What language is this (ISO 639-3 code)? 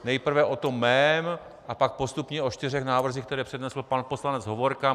ces